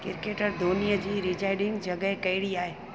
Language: Sindhi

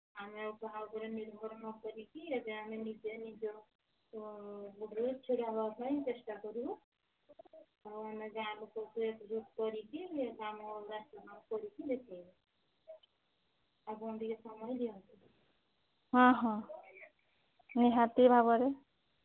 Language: Odia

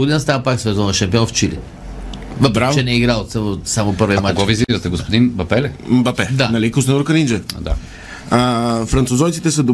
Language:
Bulgarian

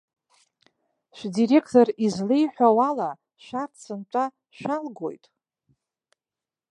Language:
Abkhazian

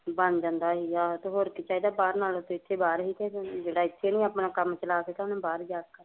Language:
Punjabi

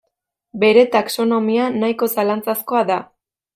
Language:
Basque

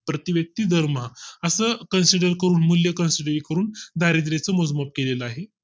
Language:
Marathi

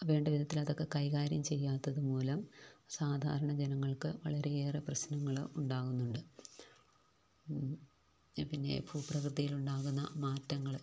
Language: Malayalam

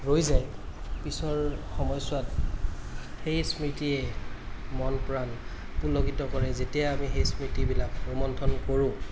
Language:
Assamese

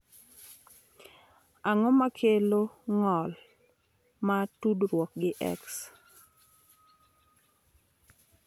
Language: Luo (Kenya and Tanzania)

